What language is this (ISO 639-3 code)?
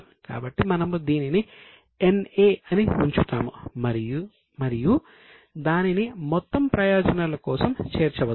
tel